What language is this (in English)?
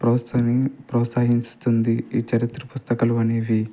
Telugu